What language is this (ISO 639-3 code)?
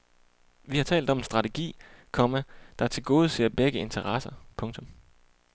dan